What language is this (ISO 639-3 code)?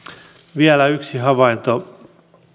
fin